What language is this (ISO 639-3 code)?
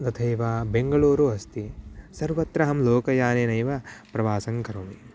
san